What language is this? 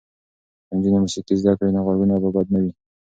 Pashto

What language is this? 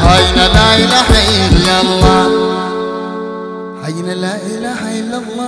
Arabic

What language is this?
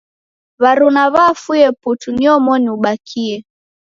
Taita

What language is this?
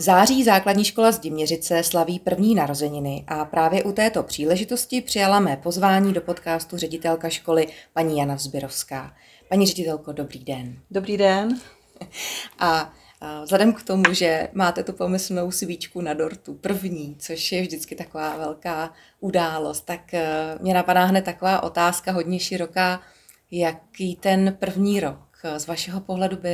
Czech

